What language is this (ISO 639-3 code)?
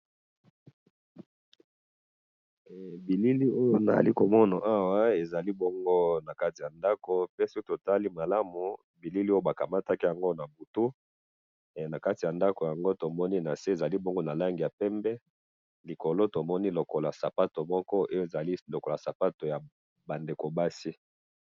lin